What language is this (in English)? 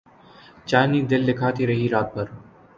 Urdu